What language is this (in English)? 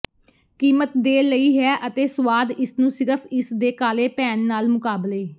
Punjabi